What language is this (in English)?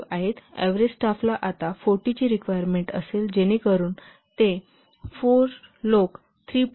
Marathi